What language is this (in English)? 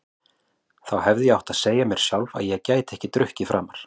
Icelandic